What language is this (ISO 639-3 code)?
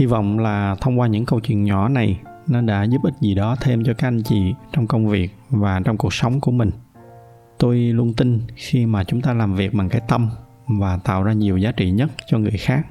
vie